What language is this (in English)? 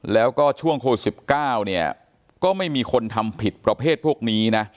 Thai